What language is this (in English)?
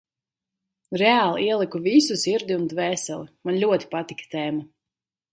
Latvian